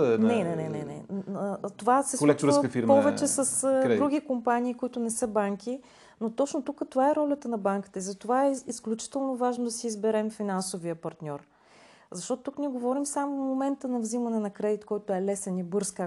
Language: Bulgarian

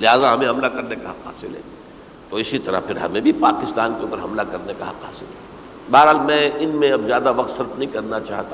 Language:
Urdu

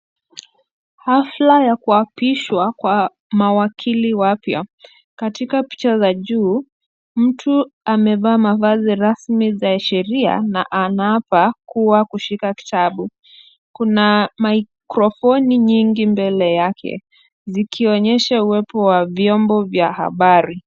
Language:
Swahili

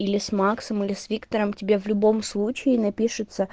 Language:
Russian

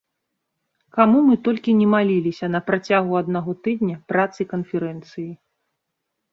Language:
Belarusian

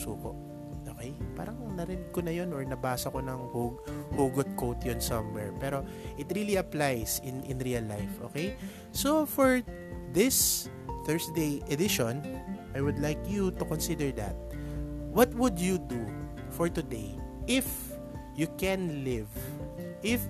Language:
Filipino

